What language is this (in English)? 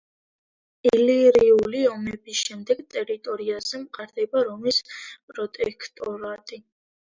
Georgian